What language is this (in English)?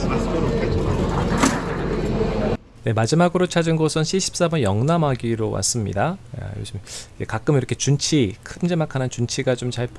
Korean